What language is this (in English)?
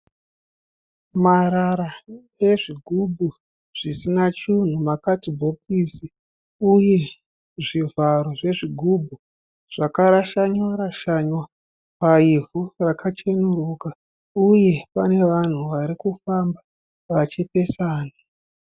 Shona